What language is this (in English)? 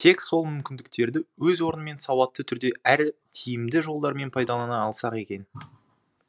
Kazakh